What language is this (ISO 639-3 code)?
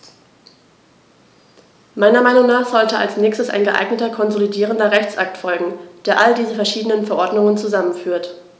deu